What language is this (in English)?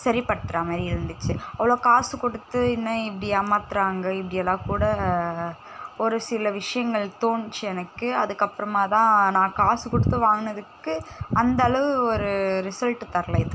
Tamil